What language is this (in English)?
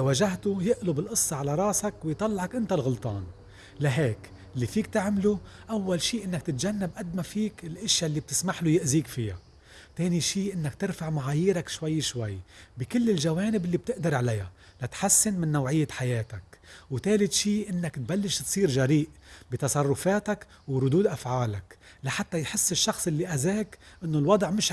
Arabic